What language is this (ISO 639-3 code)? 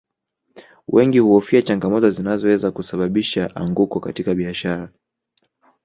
swa